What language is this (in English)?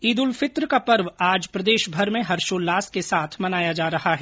Hindi